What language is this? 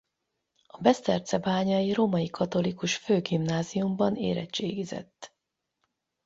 Hungarian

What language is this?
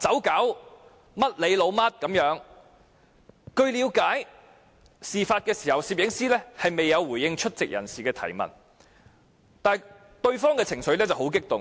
Cantonese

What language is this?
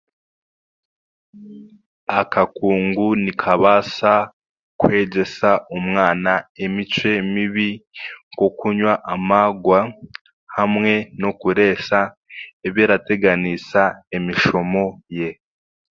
Chiga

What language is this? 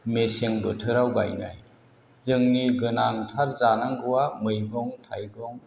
Bodo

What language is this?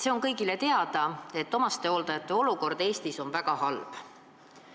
Estonian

